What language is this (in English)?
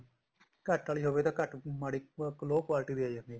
Punjabi